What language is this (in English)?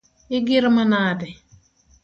Luo (Kenya and Tanzania)